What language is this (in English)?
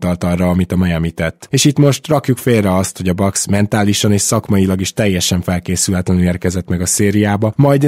Hungarian